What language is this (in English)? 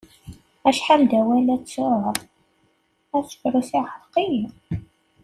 Kabyle